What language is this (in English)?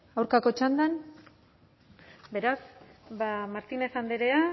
Basque